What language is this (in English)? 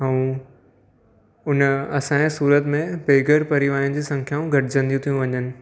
Sindhi